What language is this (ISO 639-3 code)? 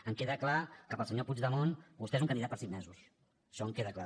cat